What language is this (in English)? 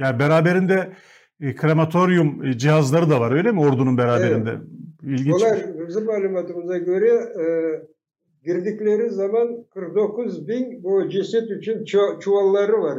Turkish